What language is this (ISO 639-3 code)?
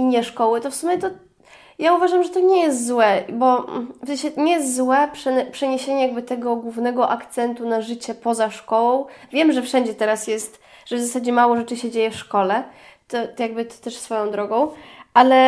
pol